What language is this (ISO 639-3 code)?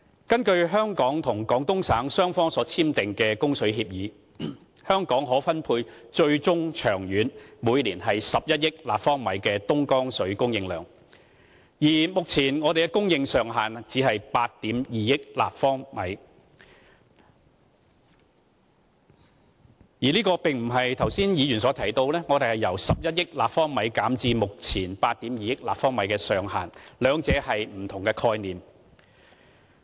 yue